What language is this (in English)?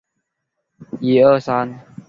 Chinese